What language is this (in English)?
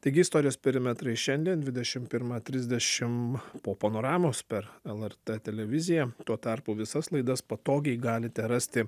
Lithuanian